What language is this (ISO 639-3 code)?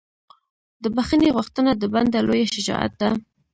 pus